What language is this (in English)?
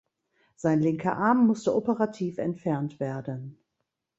German